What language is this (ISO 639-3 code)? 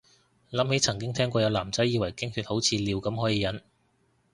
yue